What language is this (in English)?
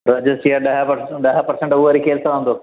Sindhi